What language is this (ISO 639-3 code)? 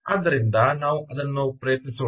kan